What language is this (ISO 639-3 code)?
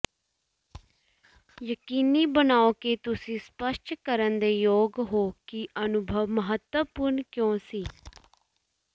pan